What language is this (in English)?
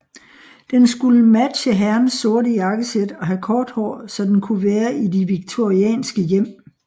Danish